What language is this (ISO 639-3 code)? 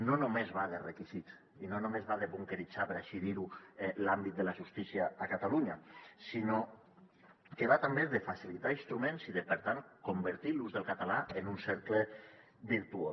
cat